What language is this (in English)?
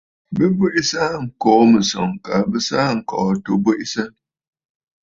Bafut